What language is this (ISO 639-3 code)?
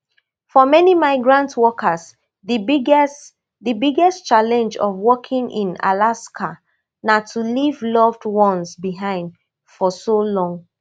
pcm